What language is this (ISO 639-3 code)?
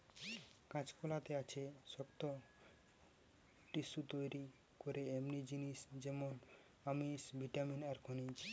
ben